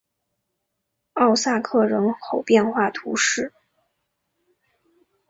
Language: Chinese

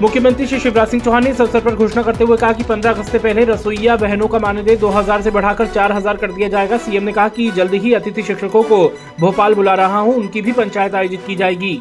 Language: Hindi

